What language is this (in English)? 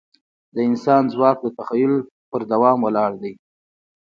Pashto